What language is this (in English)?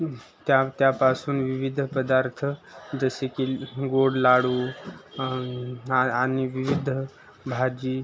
Marathi